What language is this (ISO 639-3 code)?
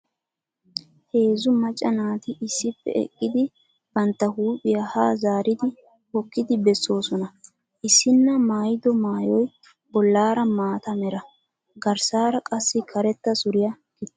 wal